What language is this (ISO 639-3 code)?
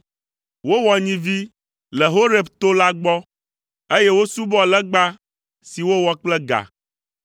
ewe